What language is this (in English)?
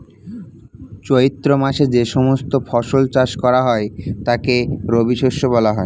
Bangla